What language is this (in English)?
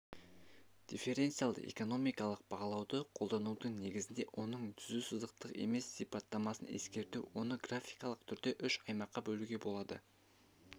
Kazakh